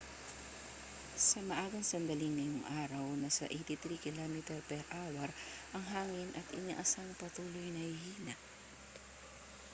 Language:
Filipino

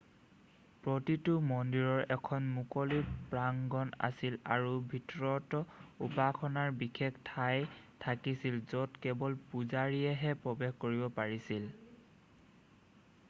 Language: Assamese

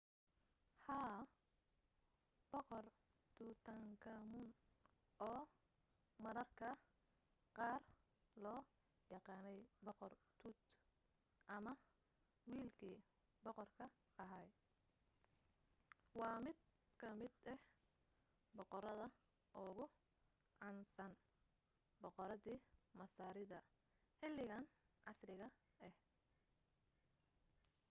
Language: Somali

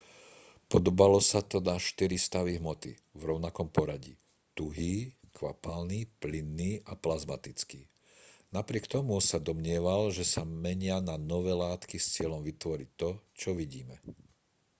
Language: Slovak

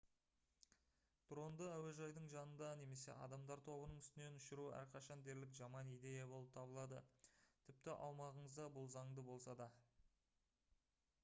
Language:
Kazakh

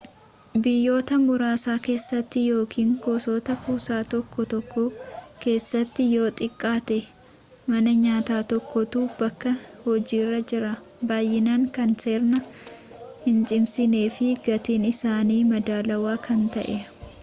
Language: Oromo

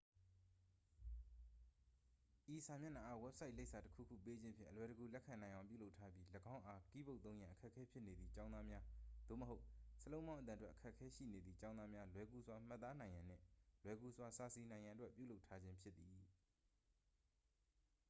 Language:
Burmese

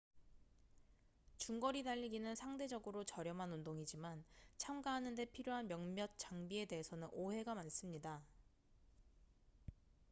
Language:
Korean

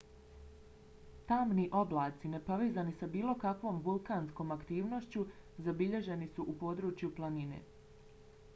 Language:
Bosnian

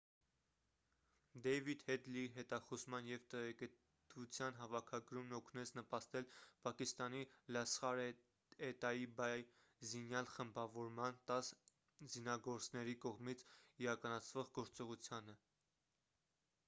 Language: Armenian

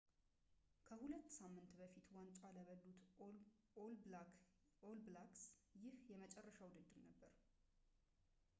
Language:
Amharic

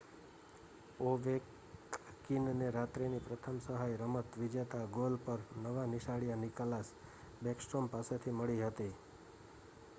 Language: Gujarati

